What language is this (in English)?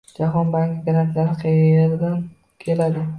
Uzbek